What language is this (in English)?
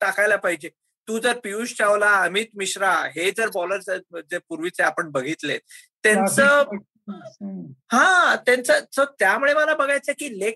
Marathi